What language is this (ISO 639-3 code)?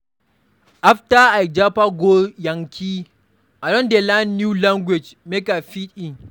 pcm